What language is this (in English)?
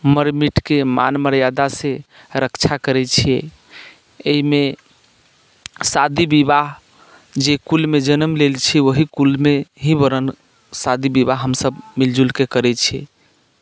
Maithili